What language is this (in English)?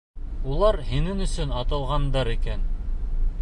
Bashkir